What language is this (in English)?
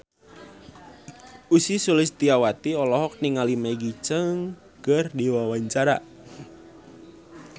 Sundanese